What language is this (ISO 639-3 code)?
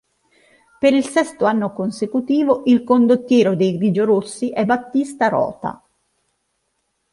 ita